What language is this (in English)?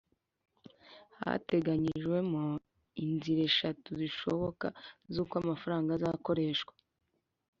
Kinyarwanda